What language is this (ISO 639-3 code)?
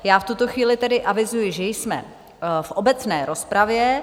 ces